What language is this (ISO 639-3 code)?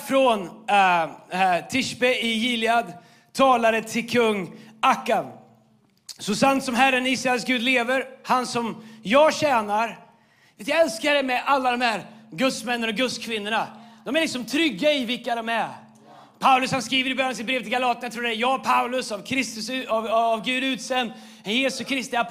swe